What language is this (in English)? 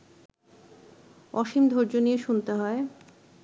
Bangla